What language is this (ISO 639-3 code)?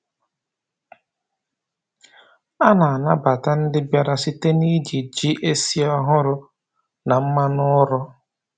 ibo